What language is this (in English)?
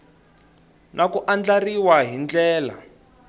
Tsonga